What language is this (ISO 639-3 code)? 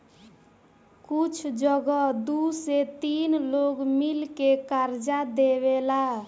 bho